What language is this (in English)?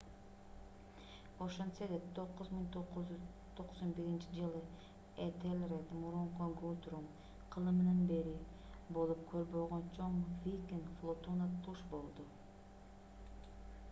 Kyrgyz